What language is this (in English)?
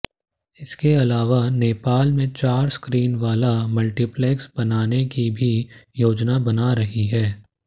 Hindi